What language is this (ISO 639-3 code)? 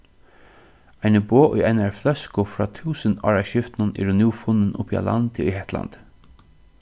fao